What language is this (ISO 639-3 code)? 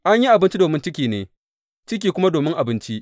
hau